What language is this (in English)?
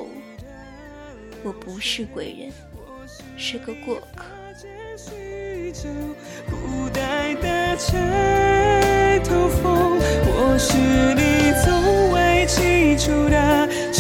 Chinese